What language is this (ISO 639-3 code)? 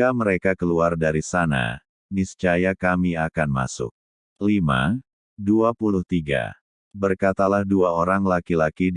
ind